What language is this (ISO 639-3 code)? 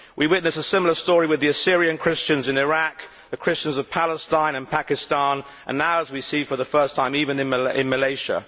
eng